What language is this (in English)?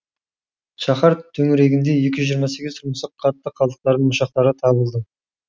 Kazakh